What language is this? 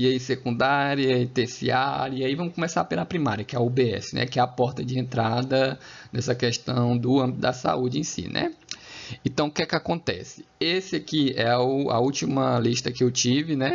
Portuguese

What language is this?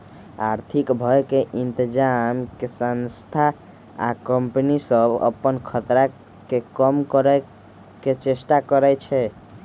Magahi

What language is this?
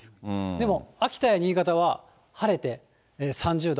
Japanese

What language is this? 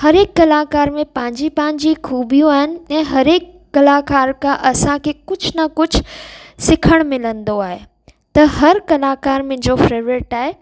Sindhi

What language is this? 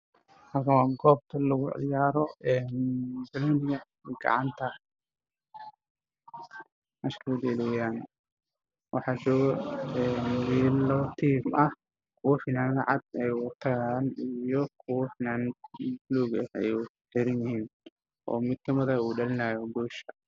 Somali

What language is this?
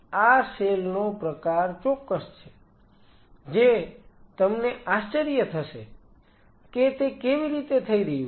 Gujarati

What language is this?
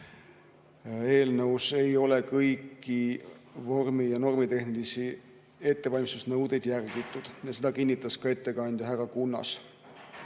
Estonian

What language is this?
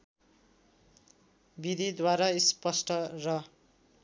Nepali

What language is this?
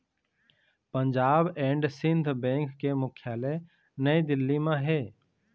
Chhattisgarhi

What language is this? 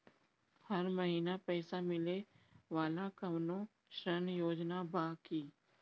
Bhojpuri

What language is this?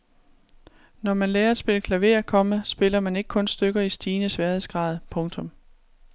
Danish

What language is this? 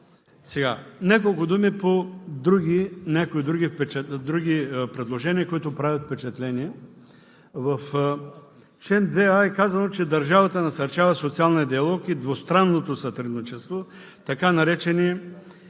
Bulgarian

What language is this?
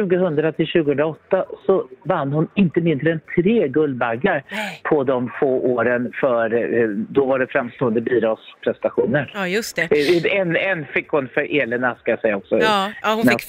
Swedish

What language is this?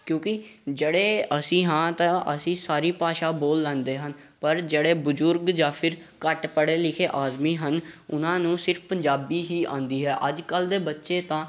Punjabi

